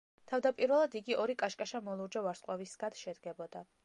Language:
Georgian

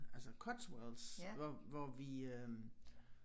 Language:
Danish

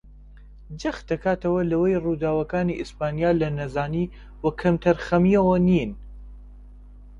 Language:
Central Kurdish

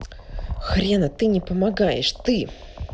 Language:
Russian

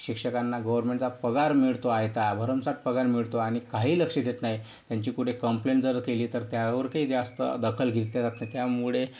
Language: Marathi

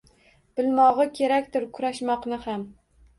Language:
Uzbek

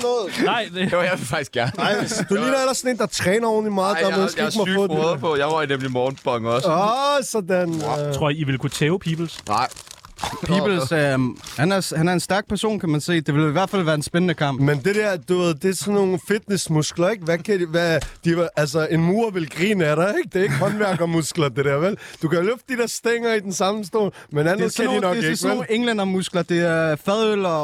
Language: Danish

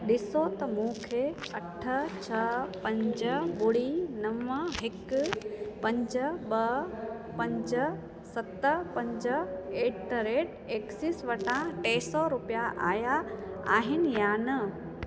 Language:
Sindhi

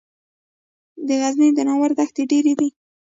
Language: Pashto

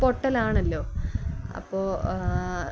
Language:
Malayalam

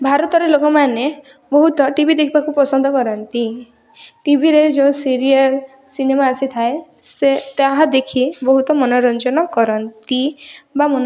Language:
Odia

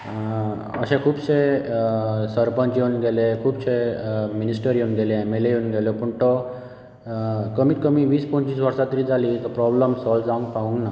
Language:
Konkani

